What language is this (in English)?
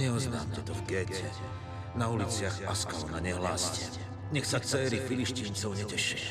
Slovak